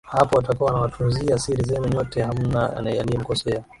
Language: Swahili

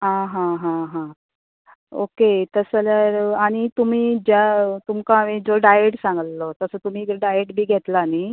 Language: Konkani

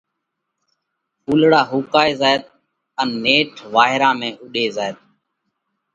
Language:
Parkari Koli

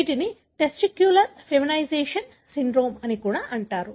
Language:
Telugu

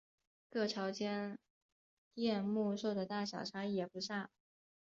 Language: Chinese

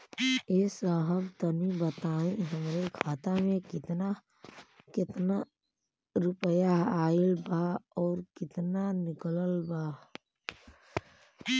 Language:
Bhojpuri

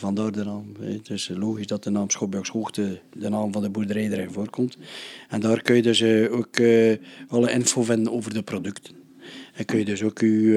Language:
Dutch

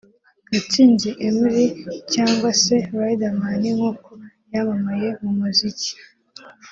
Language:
Kinyarwanda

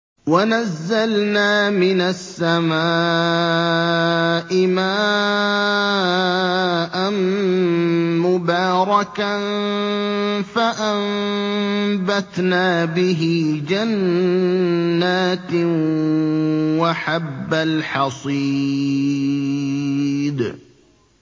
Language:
Arabic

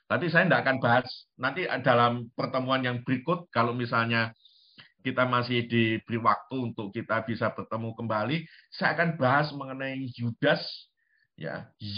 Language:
Indonesian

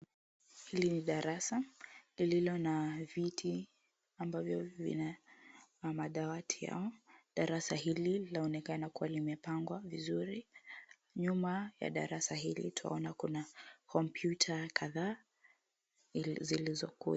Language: Swahili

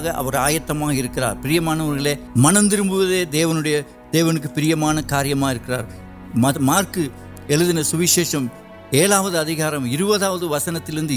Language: Urdu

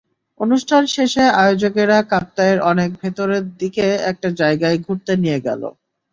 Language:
Bangla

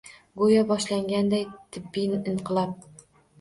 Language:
Uzbek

